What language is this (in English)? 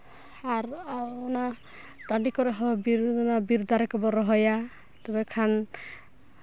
Santali